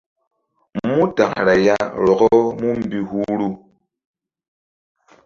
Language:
Mbum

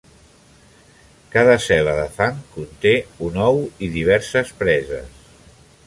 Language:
Catalan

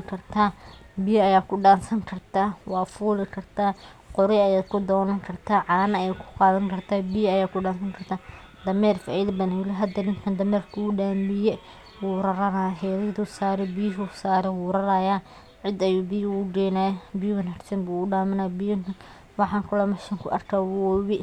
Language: Somali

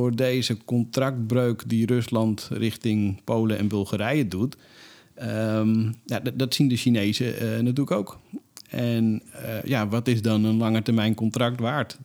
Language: Dutch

